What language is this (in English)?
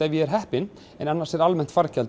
Icelandic